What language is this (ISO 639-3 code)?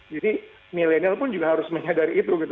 ind